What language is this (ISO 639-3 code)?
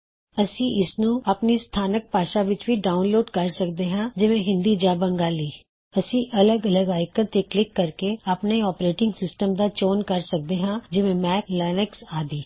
pan